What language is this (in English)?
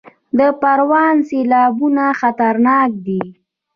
Pashto